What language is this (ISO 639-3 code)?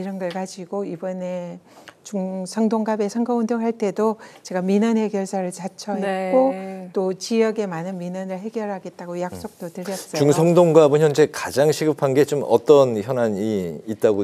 kor